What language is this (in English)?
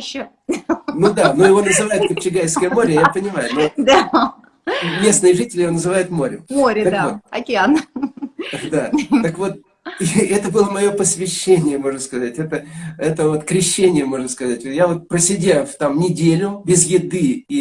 Russian